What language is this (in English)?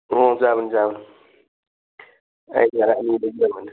Manipuri